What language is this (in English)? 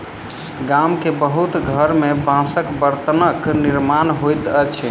Maithili